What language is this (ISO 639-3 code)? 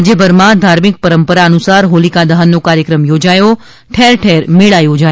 guj